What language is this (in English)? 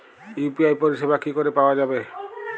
Bangla